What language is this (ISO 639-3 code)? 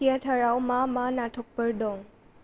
brx